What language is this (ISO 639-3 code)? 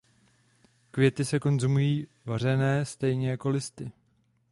ces